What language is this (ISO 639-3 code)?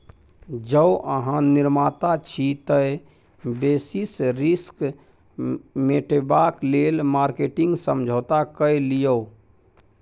mai